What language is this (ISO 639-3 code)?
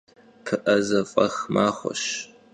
kbd